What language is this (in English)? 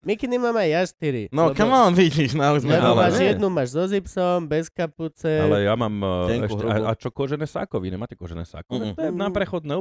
Slovak